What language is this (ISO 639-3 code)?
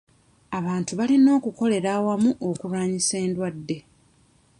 lug